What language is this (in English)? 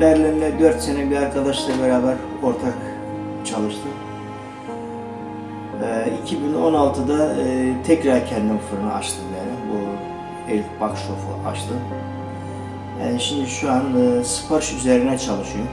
Turkish